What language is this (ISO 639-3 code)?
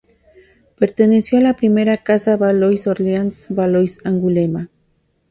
spa